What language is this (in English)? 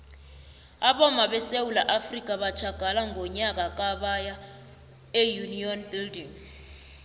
South Ndebele